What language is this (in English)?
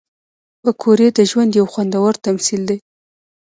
Pashto